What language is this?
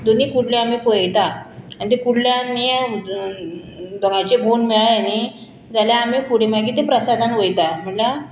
Konkani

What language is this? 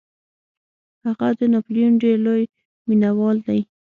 Pashto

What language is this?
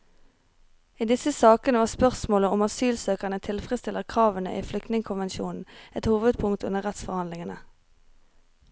Norwegian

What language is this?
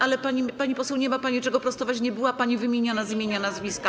Polish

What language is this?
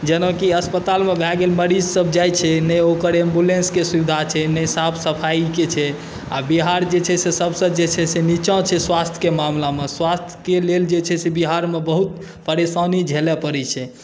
Maithili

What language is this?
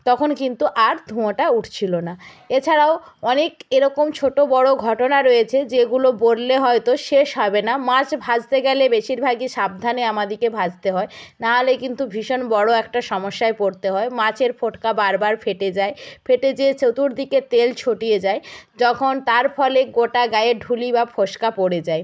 Bangla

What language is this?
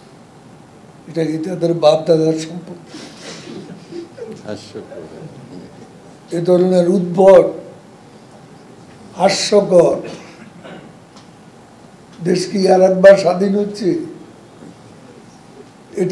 Hindi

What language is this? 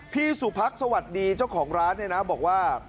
Thai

